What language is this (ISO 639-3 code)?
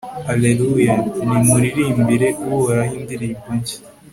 kin